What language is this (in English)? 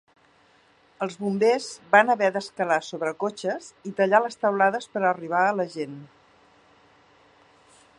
Catalan